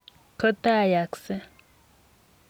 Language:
Kalenjin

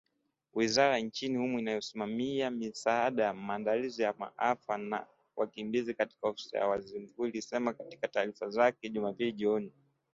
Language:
Swahili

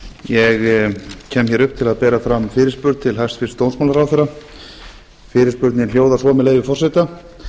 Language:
Icelandic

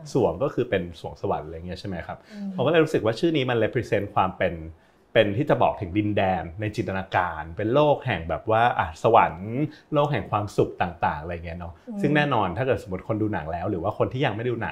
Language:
Thai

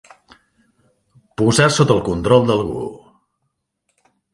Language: Catalan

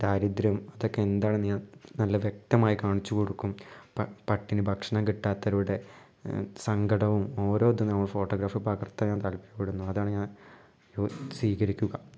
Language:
Malayalam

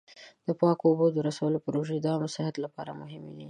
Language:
Pashto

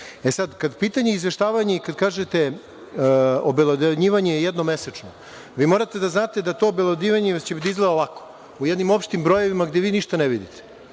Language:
Serbian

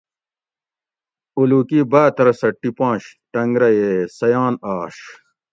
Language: Gawri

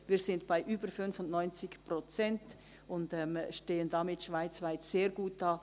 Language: Swiss German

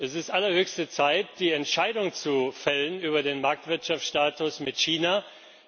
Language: German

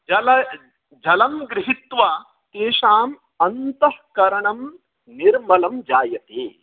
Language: Sanskrit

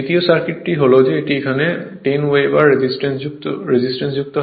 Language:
Bangla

